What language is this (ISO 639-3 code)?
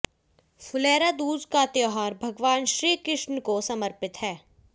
hin